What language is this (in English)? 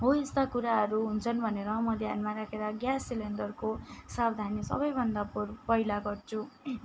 Nepali